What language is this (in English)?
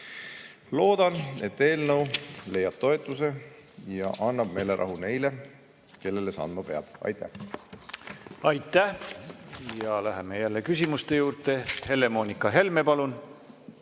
Estonian